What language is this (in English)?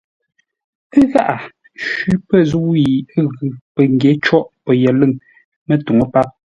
Ngombale